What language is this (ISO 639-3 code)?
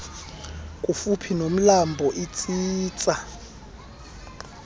xho